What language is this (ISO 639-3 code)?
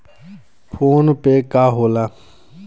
bho